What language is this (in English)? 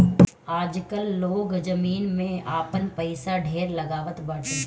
Bhojpuri